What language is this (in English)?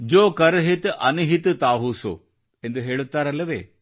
Kannada